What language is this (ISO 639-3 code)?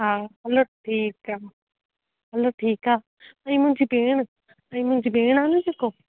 snd